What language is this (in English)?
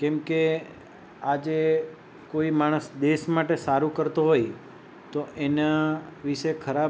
Gujarati